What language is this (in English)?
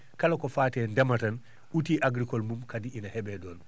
Fula